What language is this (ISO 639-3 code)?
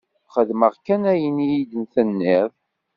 kab